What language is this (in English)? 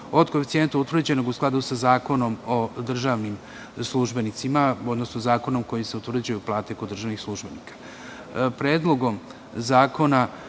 Serbian